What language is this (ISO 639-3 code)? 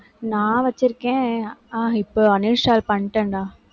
tam